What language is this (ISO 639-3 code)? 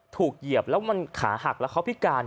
tha